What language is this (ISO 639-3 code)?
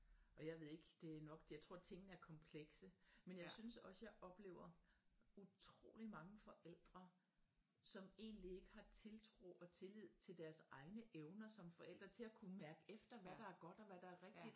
dan